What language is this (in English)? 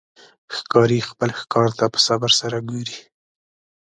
Pashto